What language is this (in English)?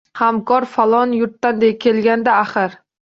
Uzbek